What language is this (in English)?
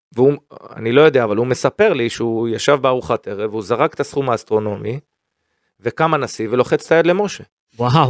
Hebrew